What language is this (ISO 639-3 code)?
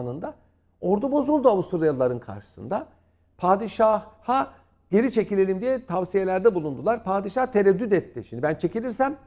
tur